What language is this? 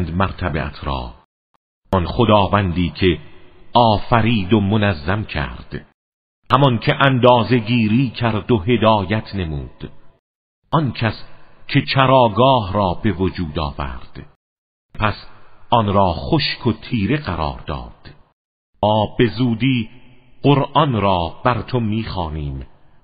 Persian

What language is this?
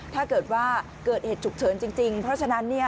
Thai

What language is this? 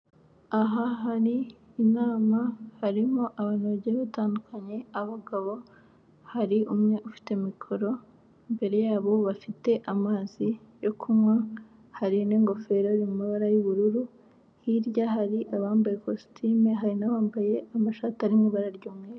Kinyarwanda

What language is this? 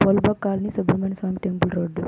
Telugu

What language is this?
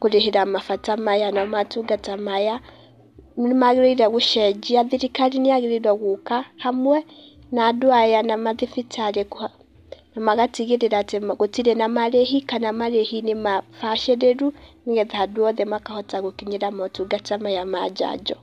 Kikuyu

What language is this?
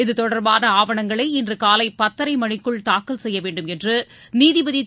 Tamil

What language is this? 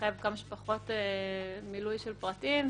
Hebrew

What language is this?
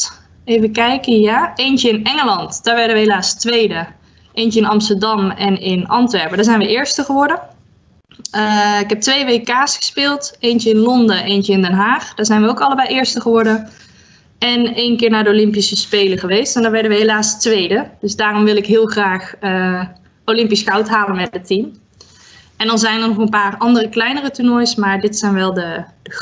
Dutch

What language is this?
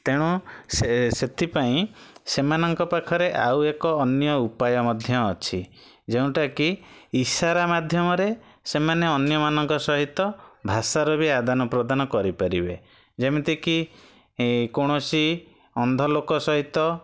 Odia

